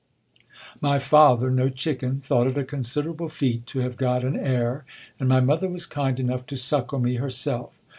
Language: English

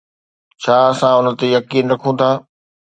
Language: Sindhi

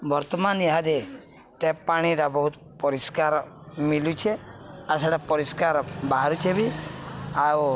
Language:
Odia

